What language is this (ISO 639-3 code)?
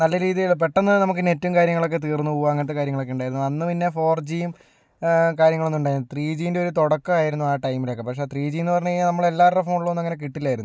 mal